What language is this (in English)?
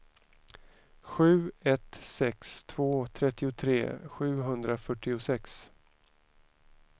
Swedish